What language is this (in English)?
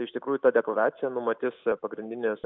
Lithuanian